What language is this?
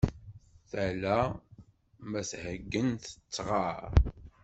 Kabyle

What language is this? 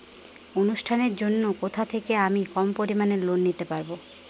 Bangla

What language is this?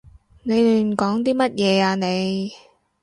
Cantonese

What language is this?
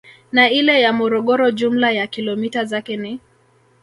Swahili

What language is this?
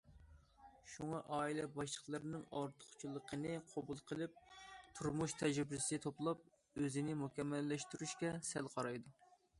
Uyghur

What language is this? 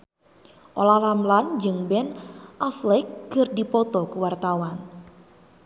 Sundanese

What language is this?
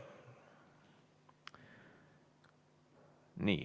Estonian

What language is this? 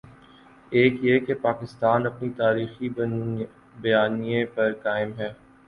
Urdu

